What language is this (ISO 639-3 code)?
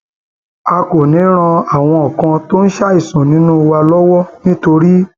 yor